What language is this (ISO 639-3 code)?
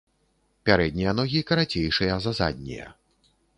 bel